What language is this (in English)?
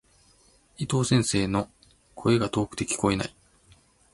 Japanese